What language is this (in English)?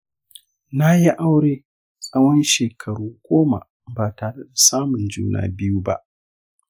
Hausa